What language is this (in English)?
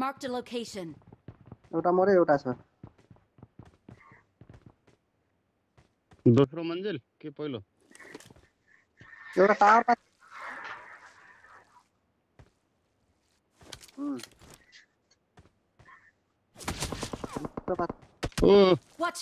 Spanish